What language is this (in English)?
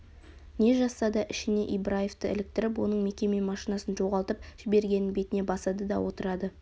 Kazakh